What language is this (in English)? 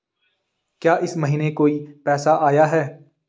Hindi